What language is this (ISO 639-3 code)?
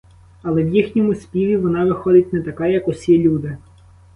ukr